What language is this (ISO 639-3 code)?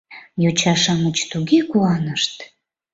chm